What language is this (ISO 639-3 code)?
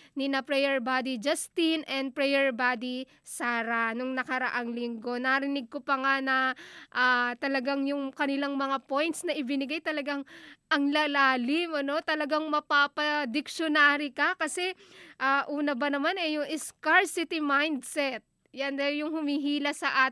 fil